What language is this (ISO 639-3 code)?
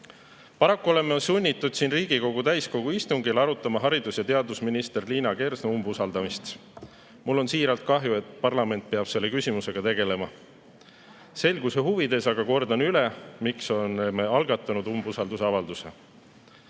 est